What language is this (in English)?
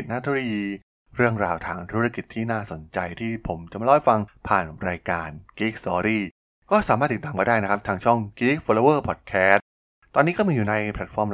Thai